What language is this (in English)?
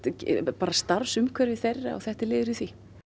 Icelandic